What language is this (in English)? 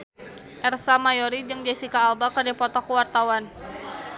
Sundanese